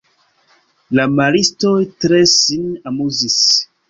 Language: Esperanto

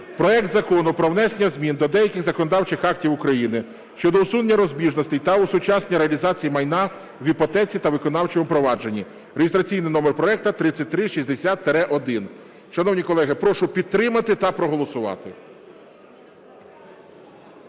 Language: Ukrainian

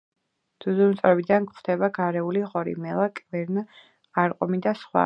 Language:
Georgian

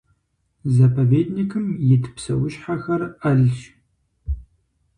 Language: Kabardian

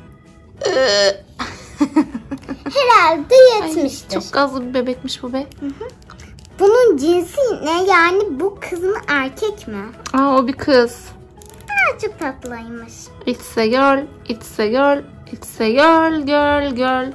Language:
Turkish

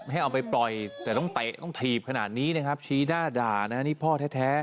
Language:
Thai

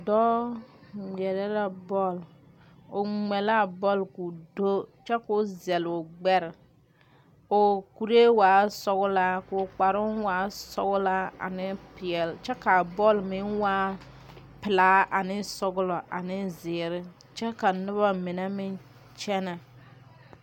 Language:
Southern Dagaare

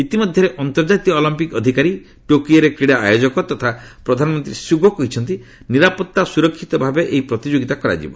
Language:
Odia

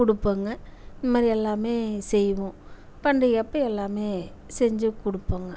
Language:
Tamil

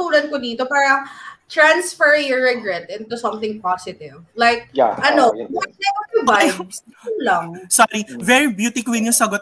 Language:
Filipino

